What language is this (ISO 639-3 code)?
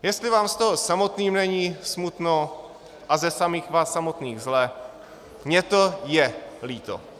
ces